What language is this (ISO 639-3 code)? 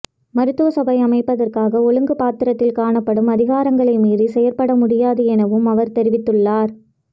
tam